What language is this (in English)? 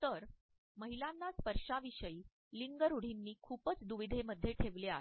Marathi